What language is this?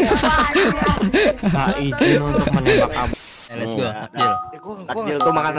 Indonesian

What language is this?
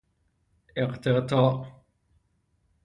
Persian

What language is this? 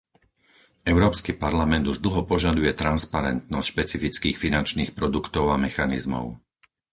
Slovak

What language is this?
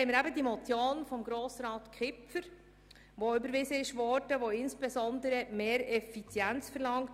Swiss German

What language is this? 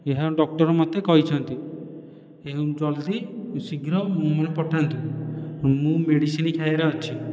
Odia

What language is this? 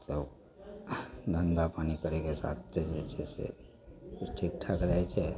Maithili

